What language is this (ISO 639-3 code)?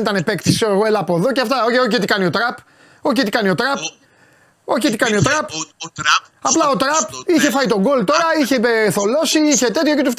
ell